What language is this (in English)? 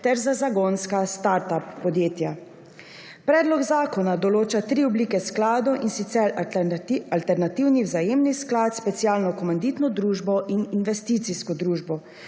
Slovenian